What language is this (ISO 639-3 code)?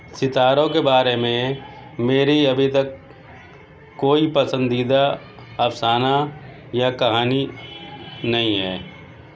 urd